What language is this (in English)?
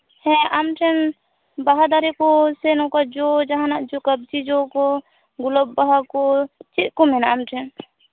Santali